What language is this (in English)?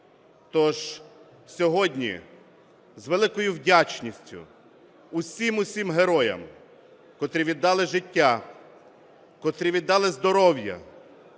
Ukrainian